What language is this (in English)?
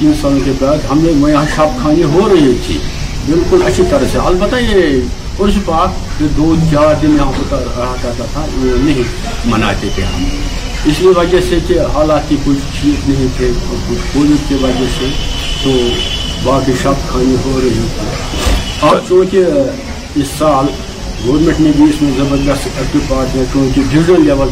Urdu